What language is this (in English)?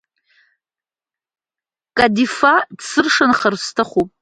Abkhazian